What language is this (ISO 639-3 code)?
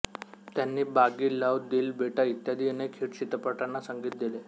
mar